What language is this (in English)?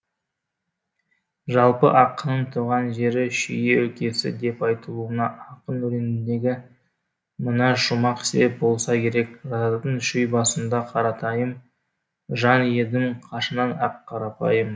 Kazakh